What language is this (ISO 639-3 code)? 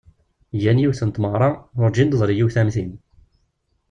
kab